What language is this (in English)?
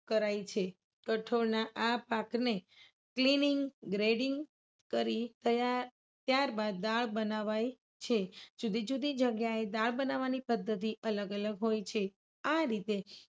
Gujarati